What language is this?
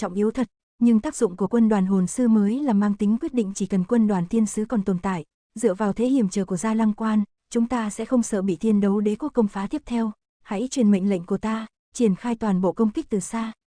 Vietnamese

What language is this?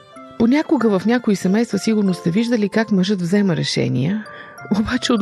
Bulgarian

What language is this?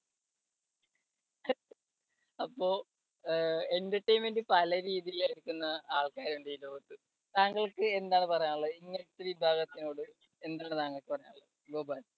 Malayalam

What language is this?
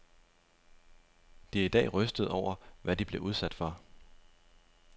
Danish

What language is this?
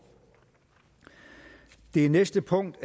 Danish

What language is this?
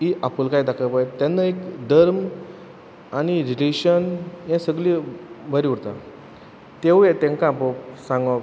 Konkani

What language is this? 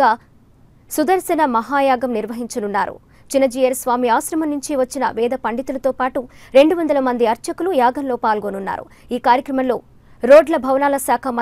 English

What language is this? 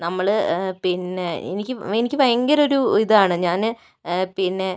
Malayalam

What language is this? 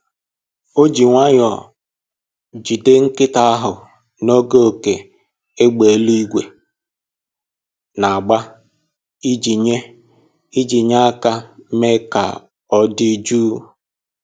Igbo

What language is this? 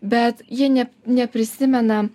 Lithuanian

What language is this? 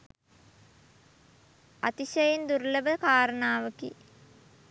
Sinhala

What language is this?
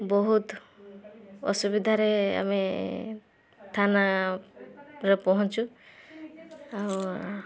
Odia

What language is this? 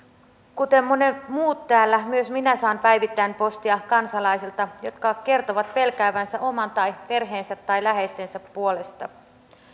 Finnish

